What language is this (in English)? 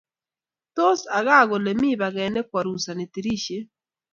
Kalenjin